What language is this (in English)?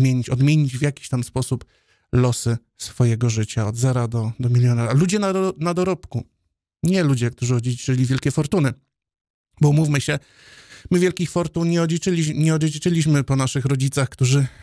Polish